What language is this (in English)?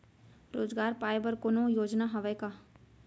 Chhattisgarhi